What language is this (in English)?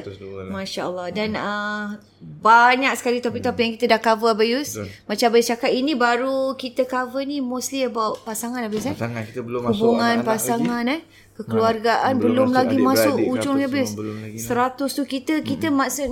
Malay